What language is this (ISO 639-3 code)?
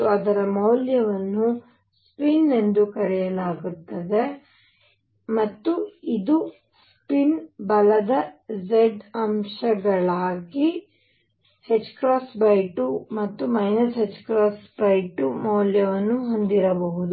kan